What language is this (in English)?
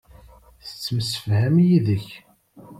Kabyle